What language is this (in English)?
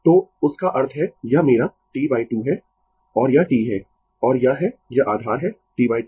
Hindi